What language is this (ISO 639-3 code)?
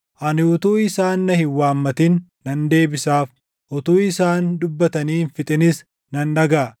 orm